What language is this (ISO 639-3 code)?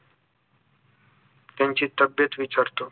mar